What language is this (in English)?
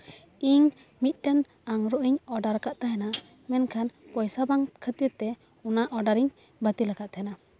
Santali